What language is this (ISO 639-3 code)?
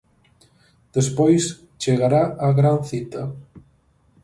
glg